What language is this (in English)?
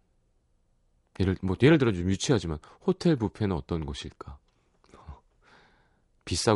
Korean